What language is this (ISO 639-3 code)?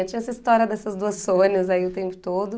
por